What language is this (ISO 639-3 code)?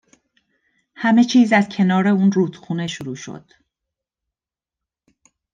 fas